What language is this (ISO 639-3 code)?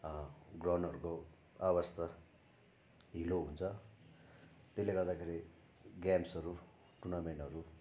nep